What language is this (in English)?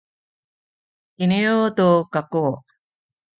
Sakizaya